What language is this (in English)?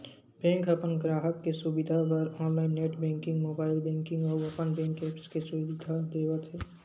Chhattisgarhi